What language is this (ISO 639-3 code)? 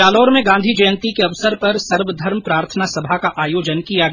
hin